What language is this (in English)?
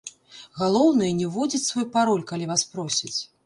Belarusian